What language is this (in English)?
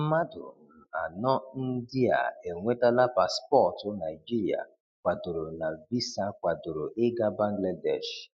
Igbo